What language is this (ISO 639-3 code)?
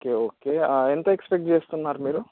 tel